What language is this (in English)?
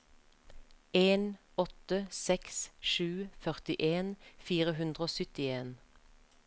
Norwegian